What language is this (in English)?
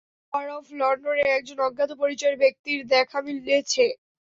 Bangla